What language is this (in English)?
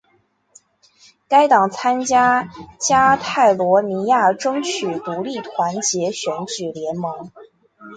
Chinese